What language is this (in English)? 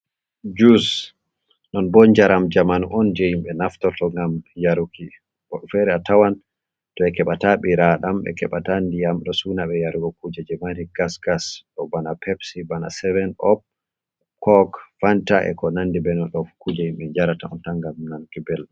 Fula